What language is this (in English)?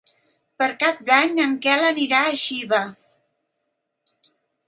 Catalan